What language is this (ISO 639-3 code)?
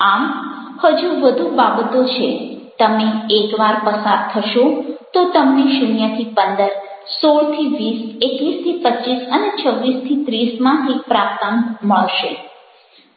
guj